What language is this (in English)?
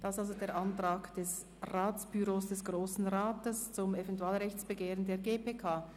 Swiss German